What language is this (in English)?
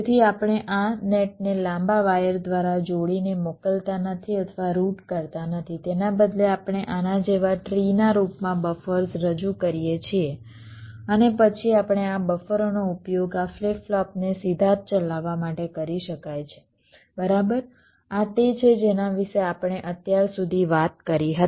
Gujarati